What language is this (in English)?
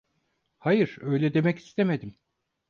Turkish